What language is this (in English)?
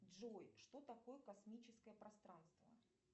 Russian